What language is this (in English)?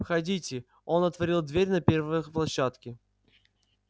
Russian